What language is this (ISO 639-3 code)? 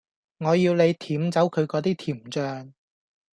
yue